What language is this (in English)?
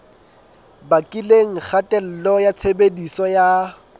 Southern Sotho